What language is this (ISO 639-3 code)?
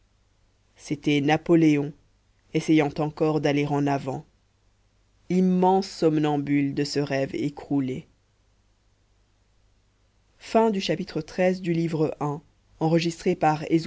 fra